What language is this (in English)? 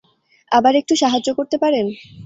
Bangla